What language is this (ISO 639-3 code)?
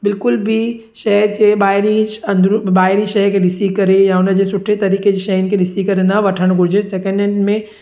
snd